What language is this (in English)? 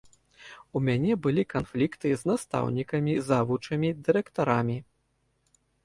Belarusian